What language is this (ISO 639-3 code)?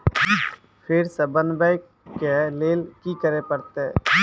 mai